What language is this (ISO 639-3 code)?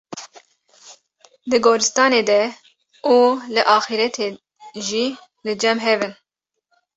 kur